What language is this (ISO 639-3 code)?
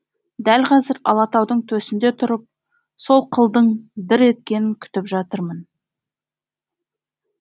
kaz